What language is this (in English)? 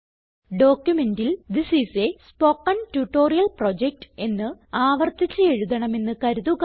Malayalam